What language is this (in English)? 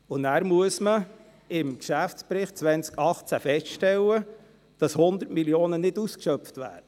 Swiss German